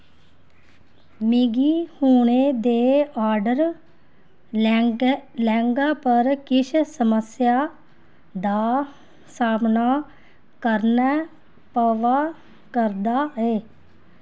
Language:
Dogri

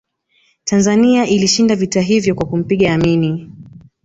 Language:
Swahili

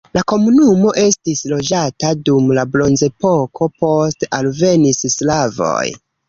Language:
Esperanto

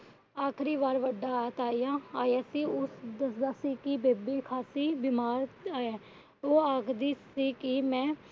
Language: Punjabi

